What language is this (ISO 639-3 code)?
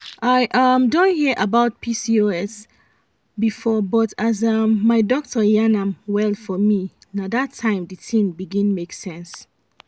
pcm